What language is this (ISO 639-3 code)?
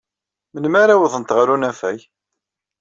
kab